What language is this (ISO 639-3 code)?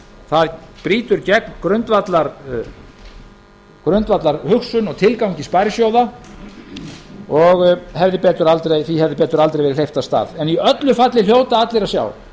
isl